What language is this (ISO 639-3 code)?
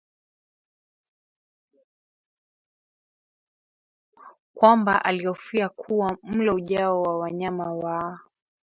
swa